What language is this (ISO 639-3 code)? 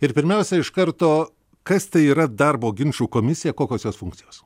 lit